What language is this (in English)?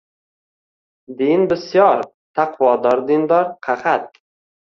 Uzbek